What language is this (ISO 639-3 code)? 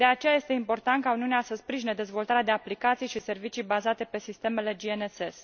ron